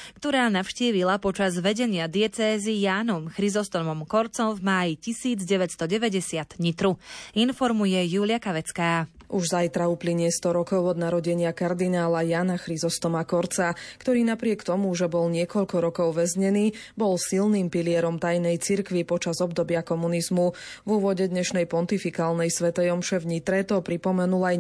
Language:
Slovak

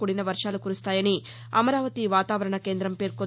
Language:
Telugu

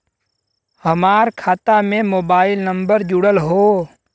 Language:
Bhojpuri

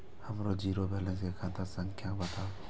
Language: Maithili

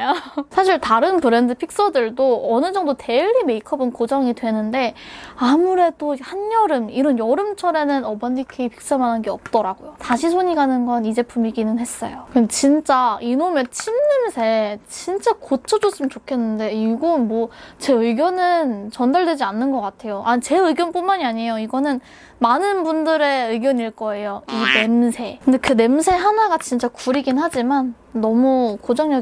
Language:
Korean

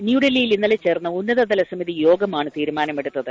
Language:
Malayalam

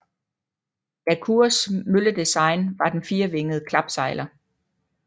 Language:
Danish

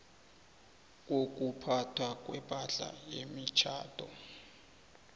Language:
South Ndebele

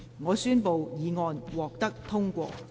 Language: Cantonese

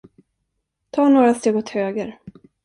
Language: Swedish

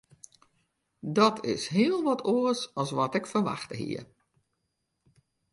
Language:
Western Frisian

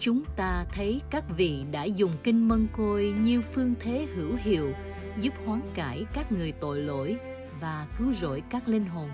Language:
Vietnamese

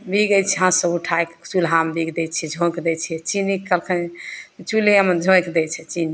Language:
Maithili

